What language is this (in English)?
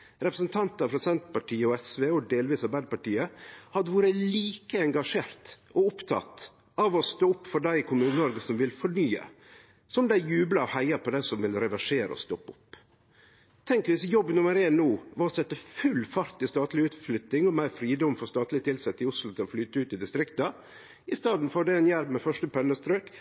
Norwegian Nynorsk